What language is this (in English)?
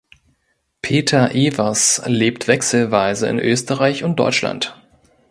German